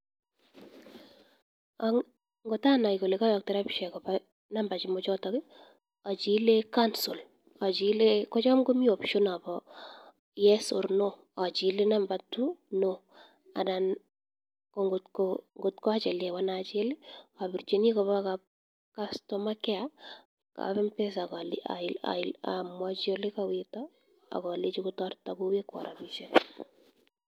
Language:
Kalenjin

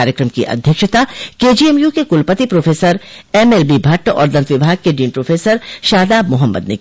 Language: Hindi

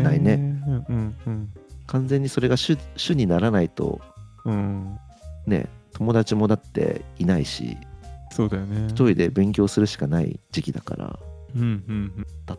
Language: Japanese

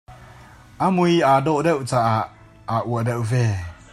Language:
Hakha Chin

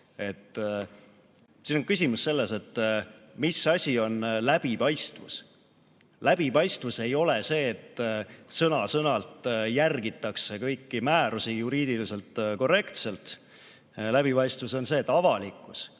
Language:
Estonian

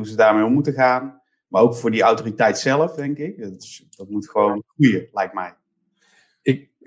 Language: Dutch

